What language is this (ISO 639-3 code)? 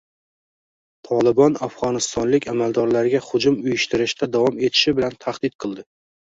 uzb